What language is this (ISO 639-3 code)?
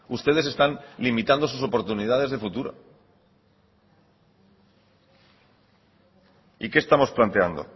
spa